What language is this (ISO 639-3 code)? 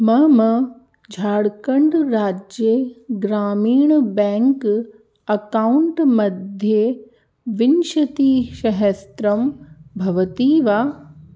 san